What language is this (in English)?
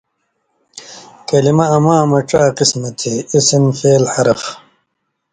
Indus Kohistani